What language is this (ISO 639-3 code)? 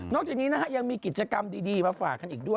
tha